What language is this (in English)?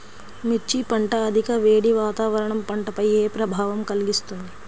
Telugu